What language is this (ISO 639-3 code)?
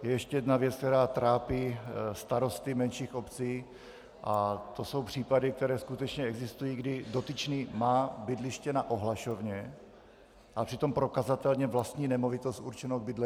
ces